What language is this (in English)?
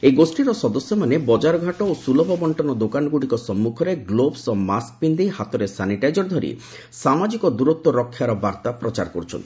Odia